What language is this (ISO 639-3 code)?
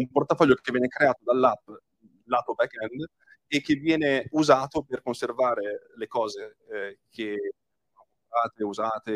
ita